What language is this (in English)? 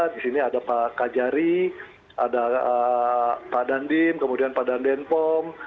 Indonesian